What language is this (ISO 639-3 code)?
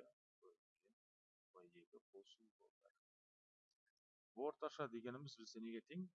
tur